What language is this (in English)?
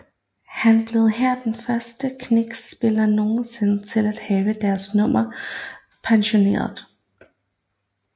Danish